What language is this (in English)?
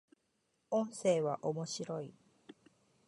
Japanese